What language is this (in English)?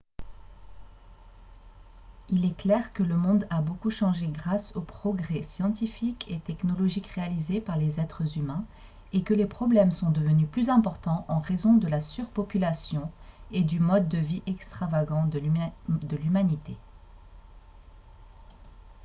French